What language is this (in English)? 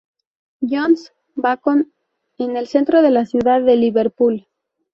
Spanish